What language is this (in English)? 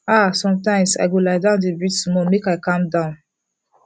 Nigerian Pidgin